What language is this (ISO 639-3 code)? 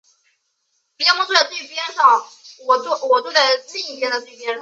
zho